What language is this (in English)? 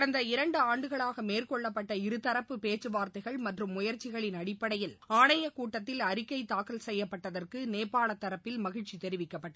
Tamil